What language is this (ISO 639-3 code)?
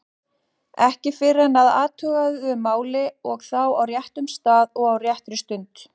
isl